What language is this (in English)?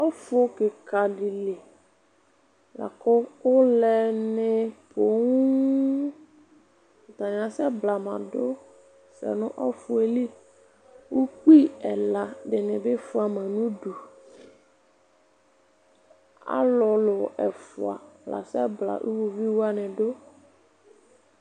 Ikposo